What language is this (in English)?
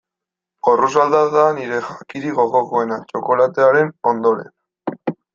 Basque